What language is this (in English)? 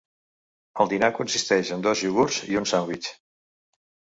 Catalan